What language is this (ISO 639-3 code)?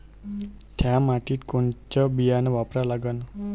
mar